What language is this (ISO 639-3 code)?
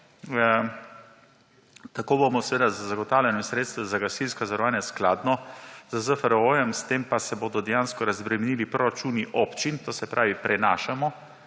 slv